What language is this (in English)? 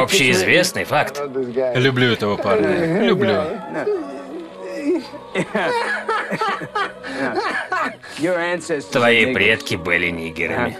Russian